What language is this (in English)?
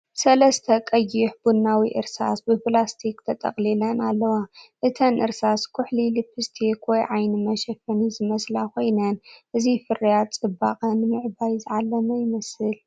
Tigrinya